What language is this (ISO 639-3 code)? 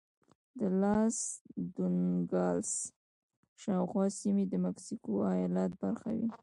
pus